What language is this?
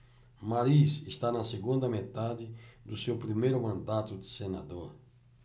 Portuguese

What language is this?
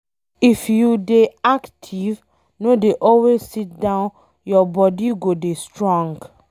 Nigerian Pidgin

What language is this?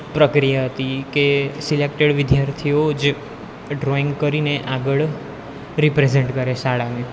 Gujarati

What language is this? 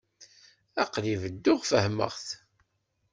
Kabyle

